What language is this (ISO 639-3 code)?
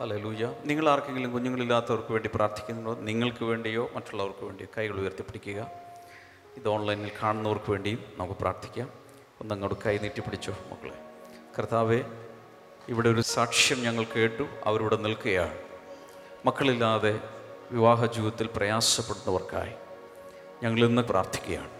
mal